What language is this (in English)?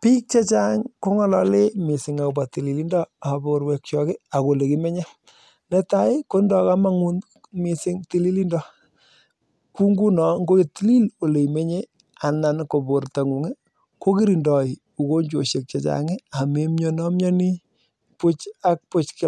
Kalenjin